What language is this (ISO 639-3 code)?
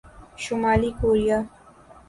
urd